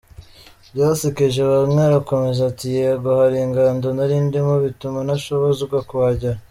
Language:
Kinyarwanda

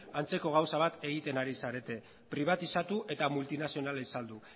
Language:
Basque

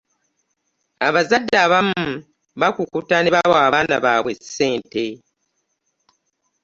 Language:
Ganda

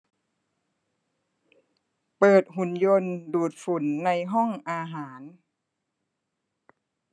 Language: Thai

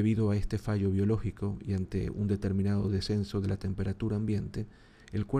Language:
Spanish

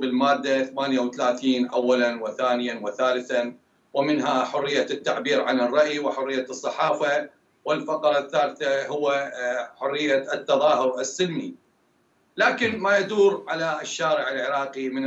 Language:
Arabic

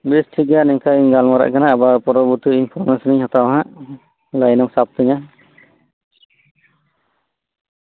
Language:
Santali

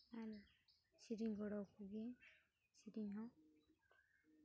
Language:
Santali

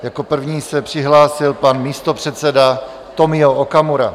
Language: Czech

